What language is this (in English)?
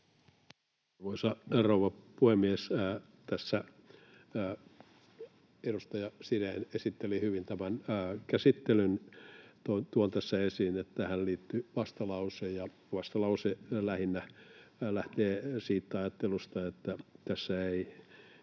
Finnish